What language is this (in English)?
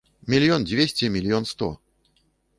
Belarusian